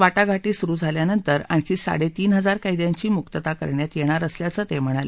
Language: Marathi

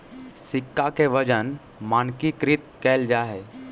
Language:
Magahi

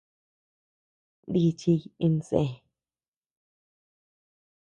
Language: Tepeuxila Cuicatec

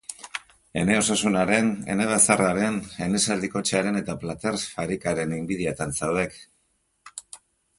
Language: Basque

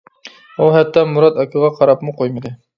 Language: Uyghur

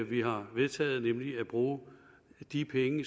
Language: Danish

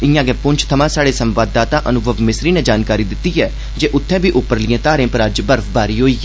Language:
Dogri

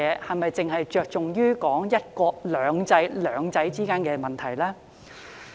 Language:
Cantonese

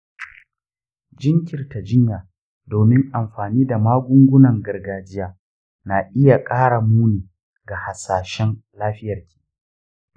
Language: Hausa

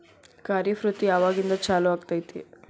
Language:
Kannada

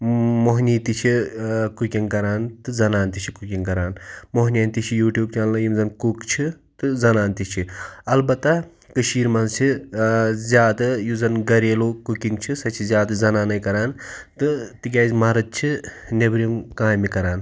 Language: Kashmiri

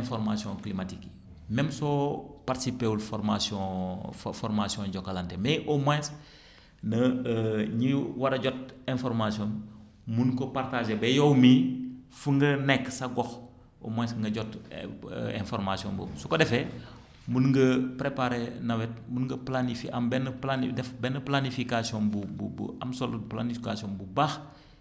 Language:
Wolof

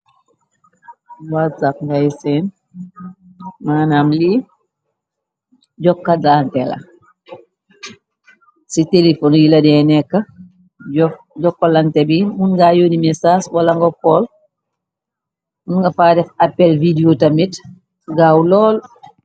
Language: Wolof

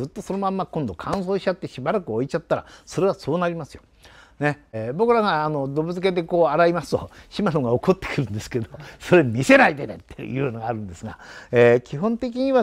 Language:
Japanese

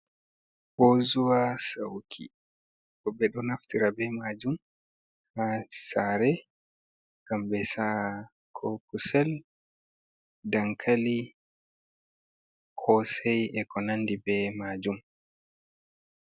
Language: Fula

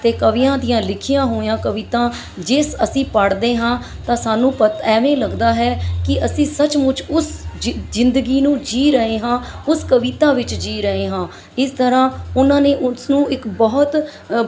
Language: Punjabi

